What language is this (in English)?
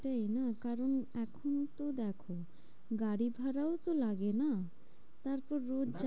Bangla